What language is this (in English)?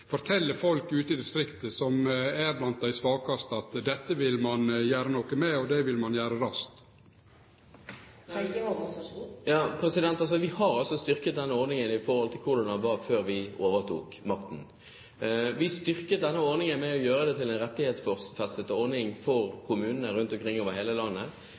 Norwegian